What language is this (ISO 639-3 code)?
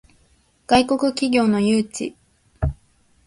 jpn